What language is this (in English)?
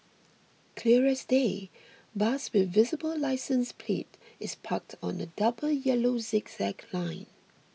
English